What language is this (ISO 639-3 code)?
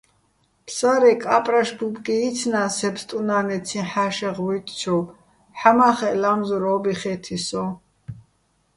bbl